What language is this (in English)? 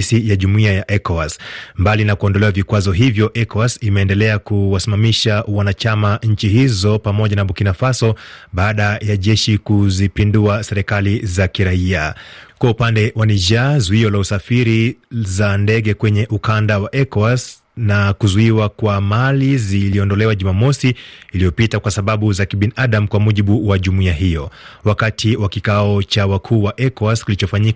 Swahili